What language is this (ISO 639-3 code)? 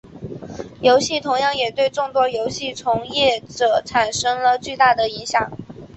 zho